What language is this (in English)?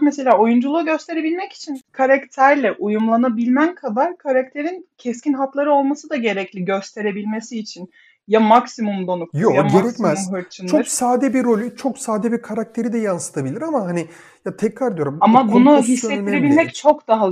Turkish